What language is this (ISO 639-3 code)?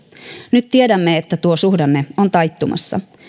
fin